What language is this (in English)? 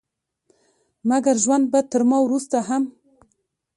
Pashto